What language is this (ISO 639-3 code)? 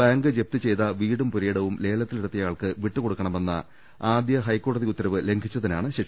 mal